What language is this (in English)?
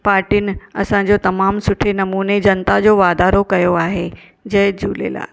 Sindhi